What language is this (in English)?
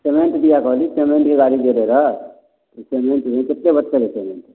Maithili